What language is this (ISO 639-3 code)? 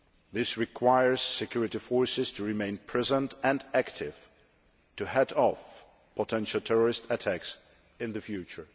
eng